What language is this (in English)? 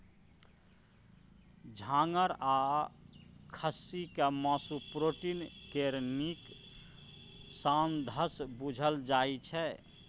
Maithili